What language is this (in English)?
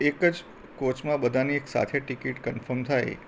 Gujarati